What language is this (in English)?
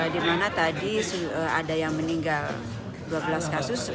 Indonesian